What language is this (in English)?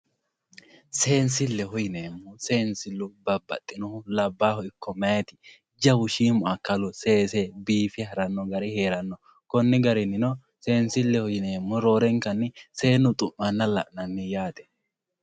Sidamo